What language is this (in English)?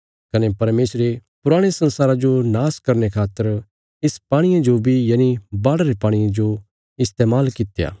Bilaspuri